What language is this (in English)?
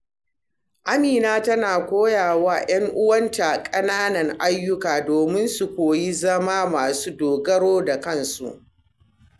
Hausa